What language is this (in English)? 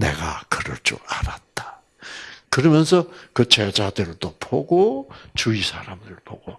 Korean